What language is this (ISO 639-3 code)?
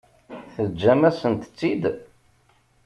kab